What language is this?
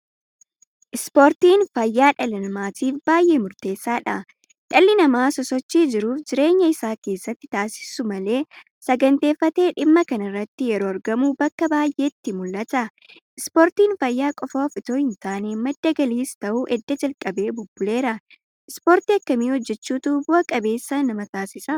Oromo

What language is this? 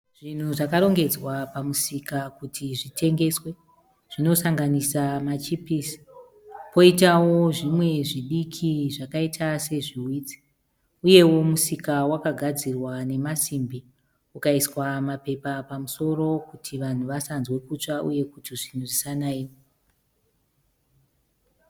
Shona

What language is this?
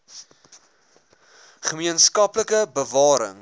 Afrikaans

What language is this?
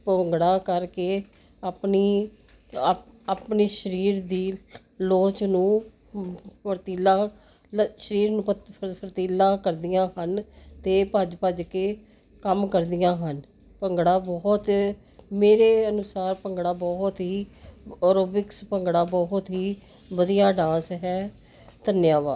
Punjabi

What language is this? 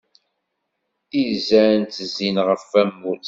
Kabyle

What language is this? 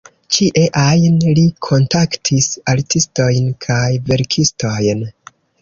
Esperanto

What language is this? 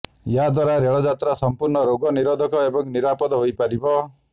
Odia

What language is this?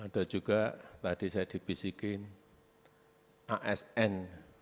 Indonesian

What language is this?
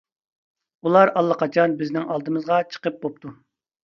Uyghur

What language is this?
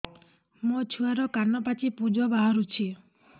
Odia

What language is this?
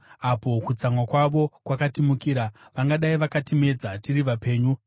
Shona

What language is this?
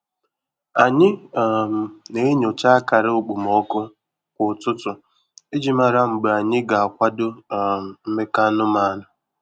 Igbo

